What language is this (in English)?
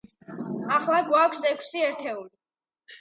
Georgian